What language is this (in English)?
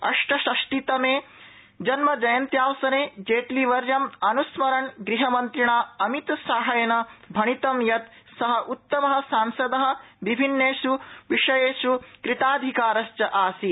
Sanskrit